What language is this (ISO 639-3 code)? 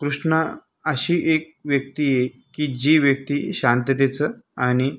mar